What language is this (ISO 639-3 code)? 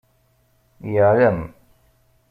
kab